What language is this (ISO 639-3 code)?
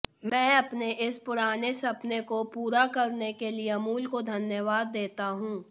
hin